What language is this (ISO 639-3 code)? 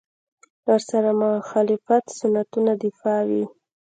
pus